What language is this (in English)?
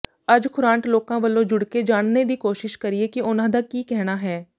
Punjabi